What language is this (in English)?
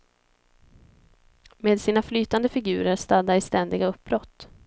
Swedish